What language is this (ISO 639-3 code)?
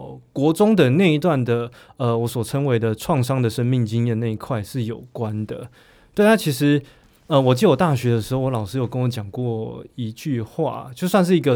zho